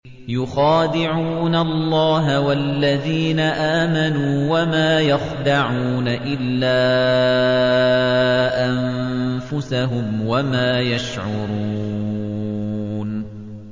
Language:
Arabic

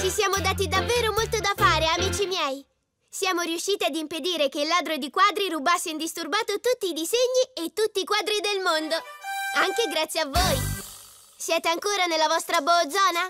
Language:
Italian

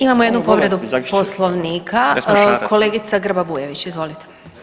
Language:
Croatian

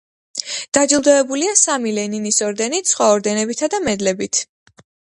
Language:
Georgian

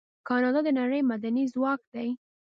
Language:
Pashto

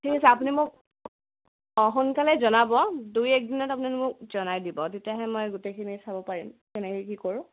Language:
Assamese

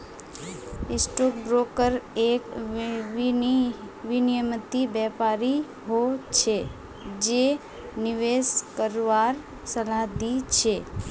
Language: Magahi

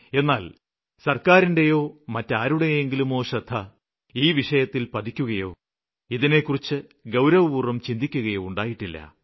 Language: Malayalam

